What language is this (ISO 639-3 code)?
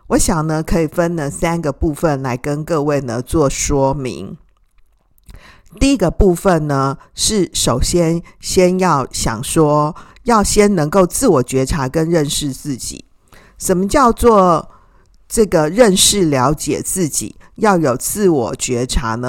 zho